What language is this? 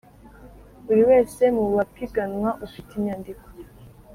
Kinyarwanda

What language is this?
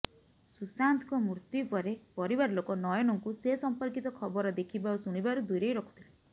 Odia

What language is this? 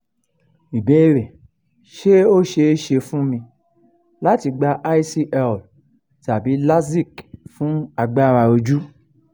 Yoruba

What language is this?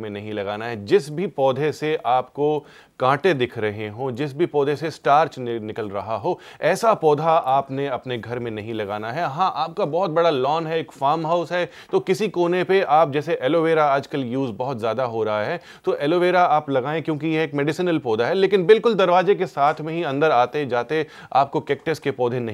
Hindi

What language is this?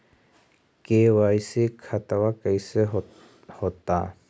Magahi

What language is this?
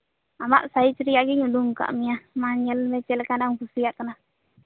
Santali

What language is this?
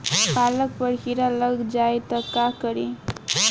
Bhojpuri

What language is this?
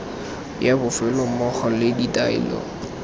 Tswana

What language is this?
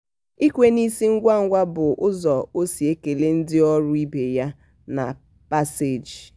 Igbo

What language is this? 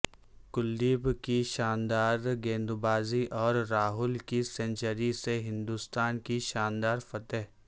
Urdu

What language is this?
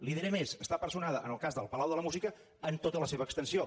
Catalan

